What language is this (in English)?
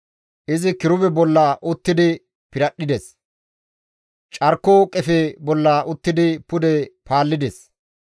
Gamo